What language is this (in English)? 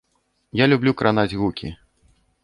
Belarusian